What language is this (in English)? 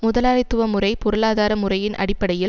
Tamil